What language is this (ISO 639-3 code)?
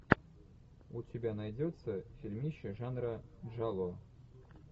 rus